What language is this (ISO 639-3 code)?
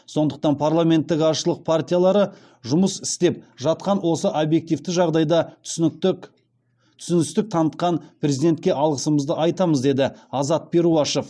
kaz